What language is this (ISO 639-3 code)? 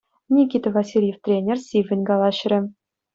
chv